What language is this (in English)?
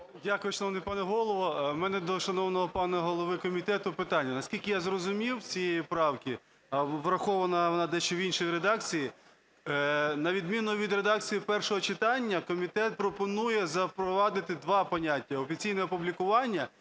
Ukrainian